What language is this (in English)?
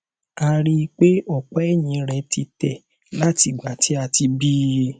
Yoruba